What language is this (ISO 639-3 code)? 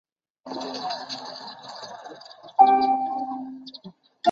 zho